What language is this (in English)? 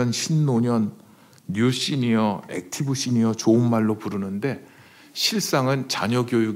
Korean